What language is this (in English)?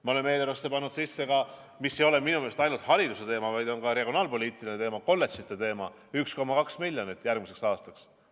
Estonian